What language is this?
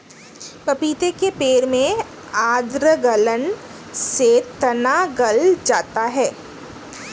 Hindi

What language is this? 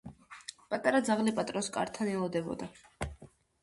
Georgian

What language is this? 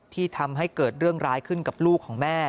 Thai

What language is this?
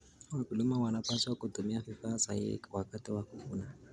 Kalenjin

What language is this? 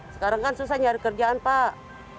Indonesian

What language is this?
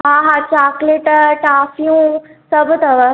Sindhi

